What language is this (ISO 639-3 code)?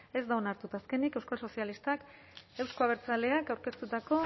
eus